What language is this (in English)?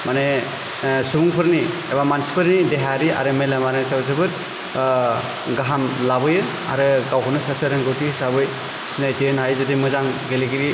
Bodo